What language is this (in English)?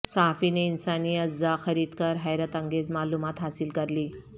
Urdu